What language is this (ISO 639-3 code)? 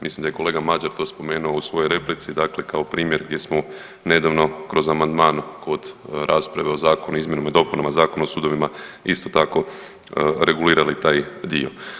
hrv